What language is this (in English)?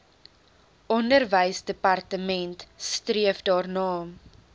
Afrikaans